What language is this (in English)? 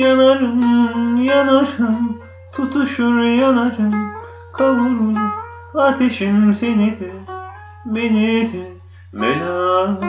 Turkish